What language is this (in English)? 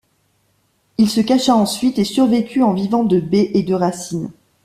French